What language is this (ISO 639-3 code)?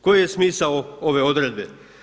hrv